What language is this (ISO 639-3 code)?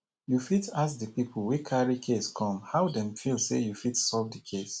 pcm